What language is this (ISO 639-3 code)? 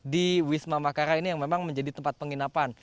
ind